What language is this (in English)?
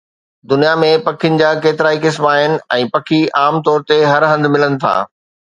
Sindhi